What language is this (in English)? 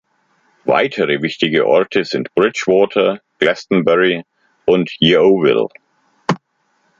German